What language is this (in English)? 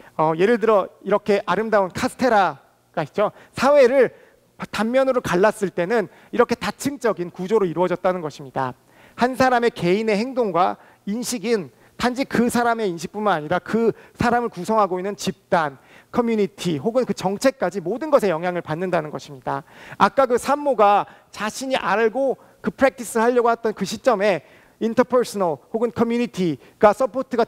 Korean